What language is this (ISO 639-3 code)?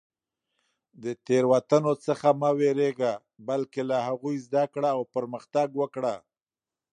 pus